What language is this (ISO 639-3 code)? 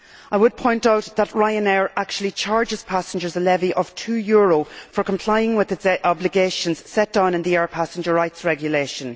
eng